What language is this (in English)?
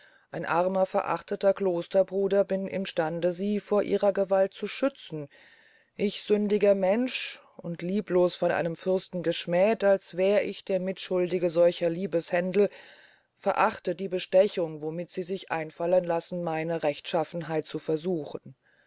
German